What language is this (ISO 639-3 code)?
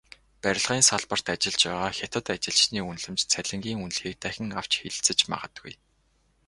mon